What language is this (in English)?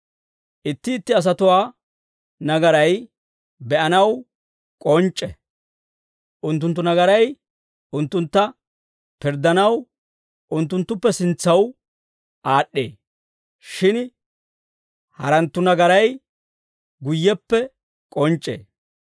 Dawro